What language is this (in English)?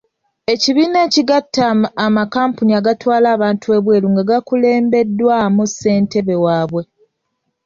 Ganda